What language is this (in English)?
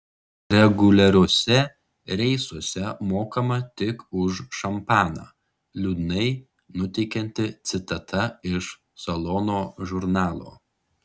Lithuanian